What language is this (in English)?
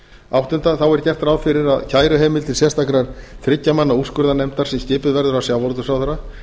Icelandic